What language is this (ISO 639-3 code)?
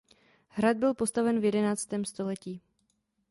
ces